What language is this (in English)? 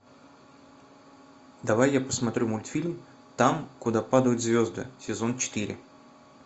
Russian